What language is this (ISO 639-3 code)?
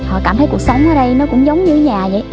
vie